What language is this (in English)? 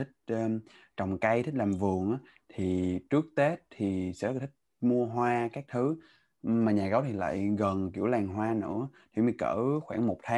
Vietnamese